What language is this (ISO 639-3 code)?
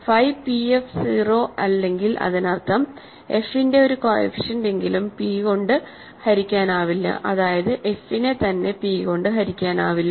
mal